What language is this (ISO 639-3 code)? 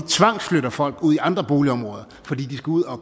dan